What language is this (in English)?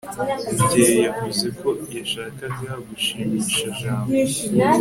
Kinyarwanda